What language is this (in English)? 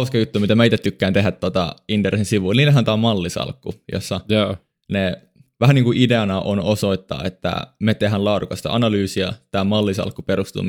Finnish